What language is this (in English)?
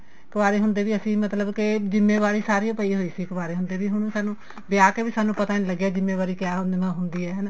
Punjabi